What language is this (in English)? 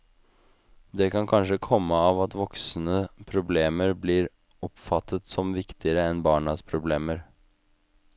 Norwegian